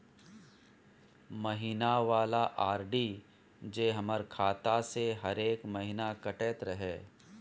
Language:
Maithili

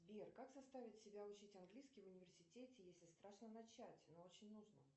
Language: Russian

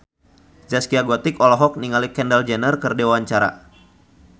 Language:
Sundanese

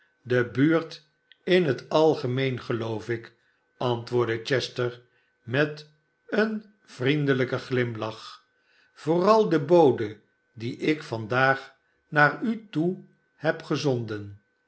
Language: Dutch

